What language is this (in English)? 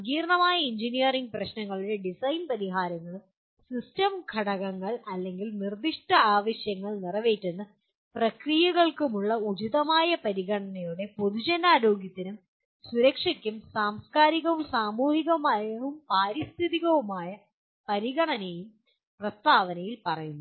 Malayalam